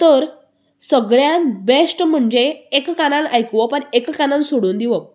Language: Konkani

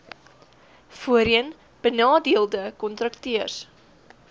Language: Afrikaans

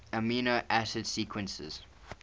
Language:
English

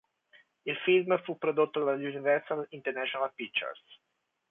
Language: Italian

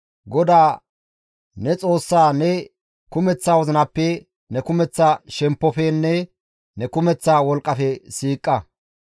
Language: Gamo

